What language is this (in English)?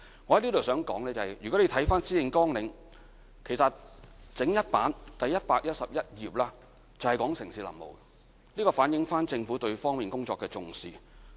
Cantonese